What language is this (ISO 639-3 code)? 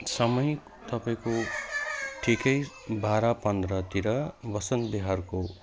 nep